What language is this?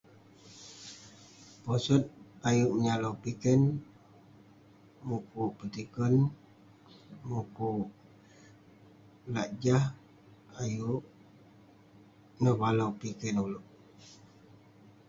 Western Penan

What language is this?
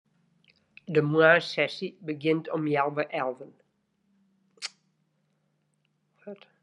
Western Frisian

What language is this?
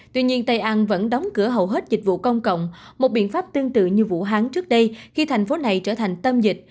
Vietnamese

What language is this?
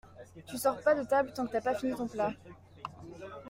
French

